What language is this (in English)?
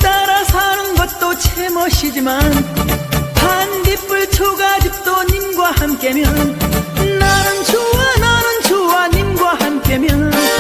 Vietnamese